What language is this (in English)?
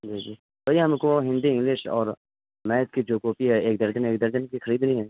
Urdu